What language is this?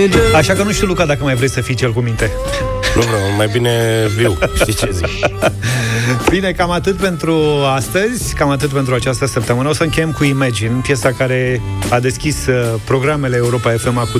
Romanian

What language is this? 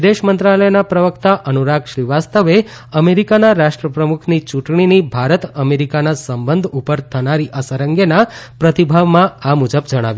Gujarati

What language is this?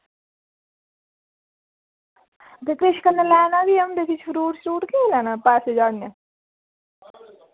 Dogri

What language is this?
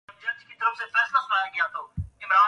Domaaki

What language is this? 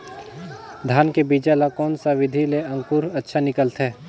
Chhattisgarhi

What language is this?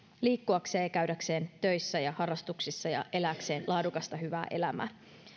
Finnish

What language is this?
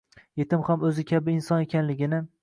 Uzbek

